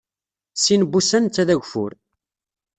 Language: Kabyle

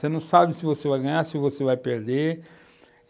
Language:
Portuguese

